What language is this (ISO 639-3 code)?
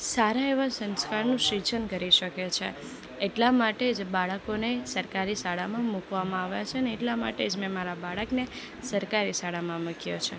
guj